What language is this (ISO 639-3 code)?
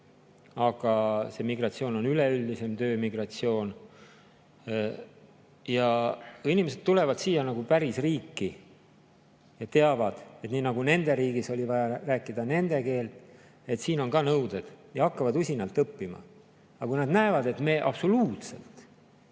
est